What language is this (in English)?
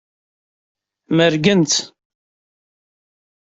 Kabyle